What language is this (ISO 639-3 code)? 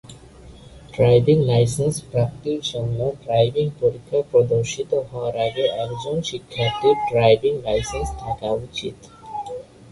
ben